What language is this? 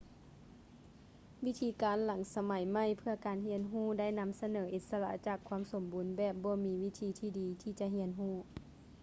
Lao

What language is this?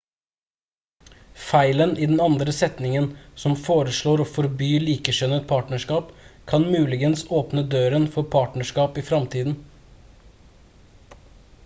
Norwegian Bokmål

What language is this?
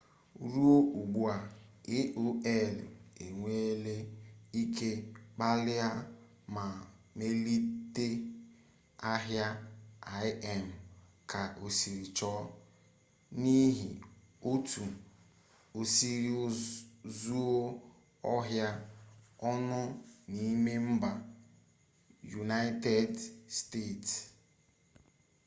Igbo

